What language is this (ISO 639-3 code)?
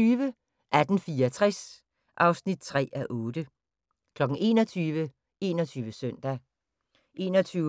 dan